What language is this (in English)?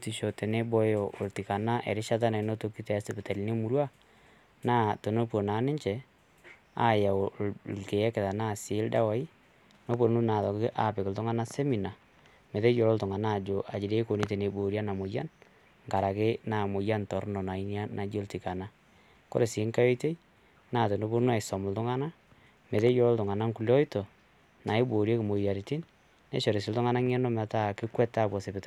Masai